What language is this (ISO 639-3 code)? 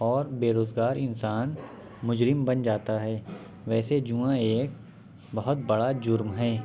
urd